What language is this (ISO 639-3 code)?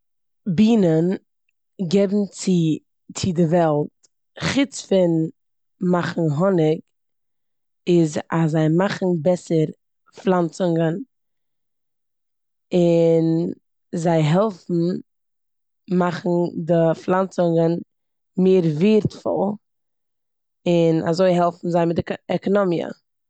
yid